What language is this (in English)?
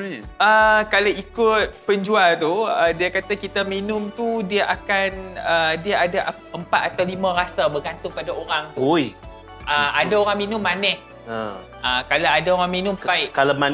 Malay